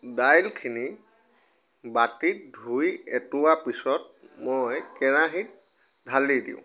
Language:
Assamese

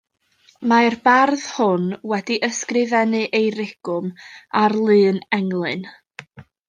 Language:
Welsh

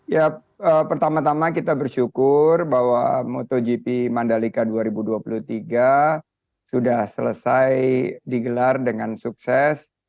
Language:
Indonesian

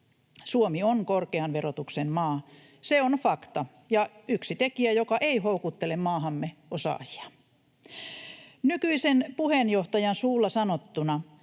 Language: Finnish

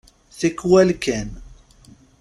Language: Kabyle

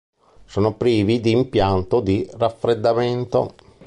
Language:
Italian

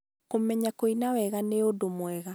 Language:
Kikuyu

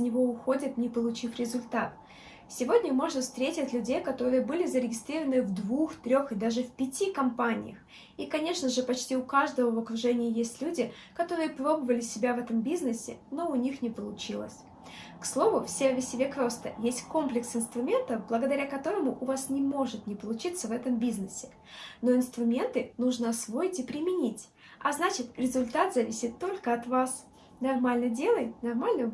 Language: Russian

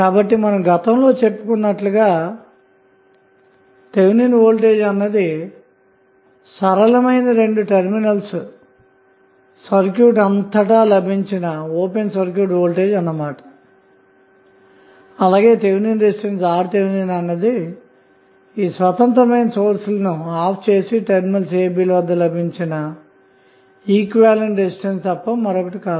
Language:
Telugu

